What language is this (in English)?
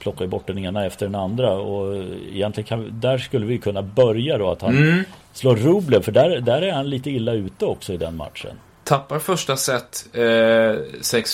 Swedish